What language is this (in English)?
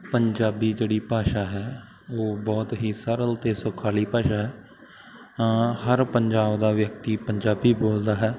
Punjabi